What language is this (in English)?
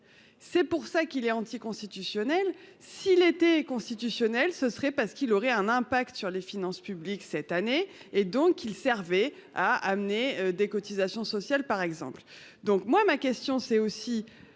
French